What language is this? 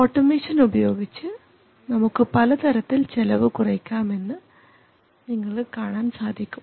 Malayalam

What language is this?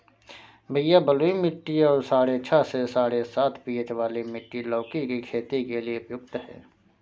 Hindi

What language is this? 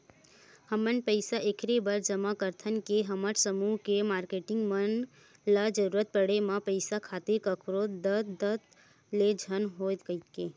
Chhattisgarhi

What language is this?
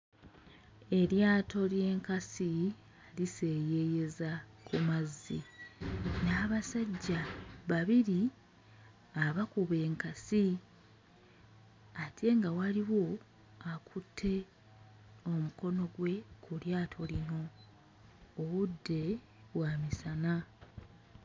Ganda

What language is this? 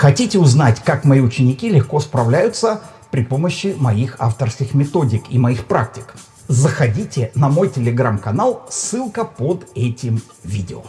Russian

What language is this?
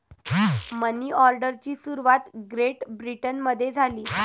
Marathi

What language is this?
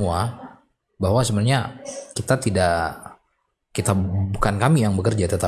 Indonesian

